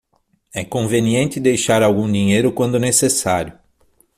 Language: Portuguese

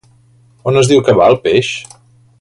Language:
Catalan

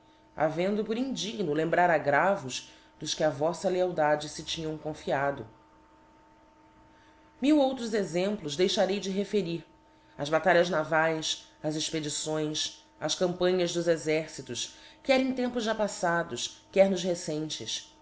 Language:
Portuguese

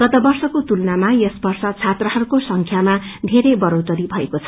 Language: Nepali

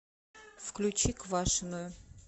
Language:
Russian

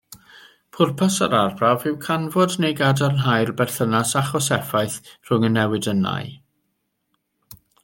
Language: Welsh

